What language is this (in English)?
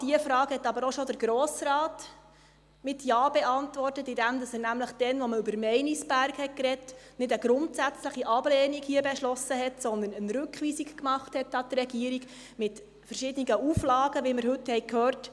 Swiss German